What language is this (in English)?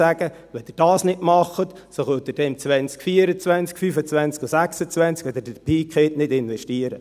Swiss German